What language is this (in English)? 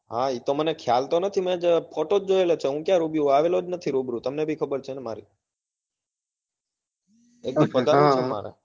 Gujarati